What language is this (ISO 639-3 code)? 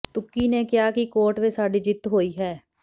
pan